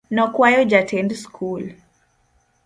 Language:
Luo (Kenya and Tanzania)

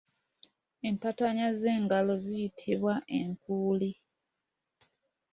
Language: Ganda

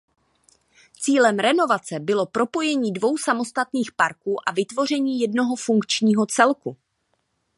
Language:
Czech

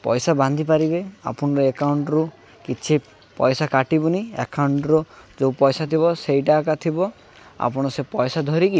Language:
Odia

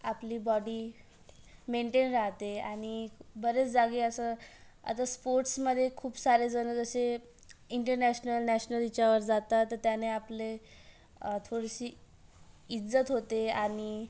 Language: Marathi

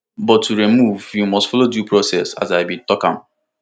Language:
Nigerian Pidgin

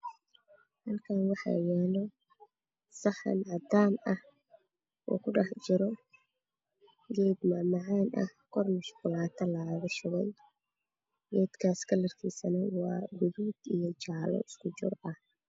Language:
Somali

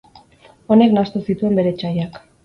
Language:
Basque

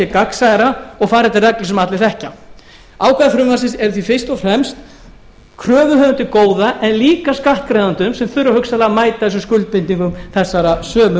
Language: Icelandic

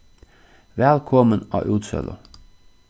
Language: Faroese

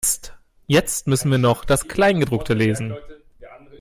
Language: German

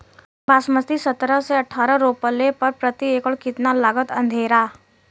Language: Bhojpuri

